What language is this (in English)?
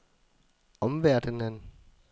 Danish